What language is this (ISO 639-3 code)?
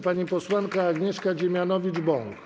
pol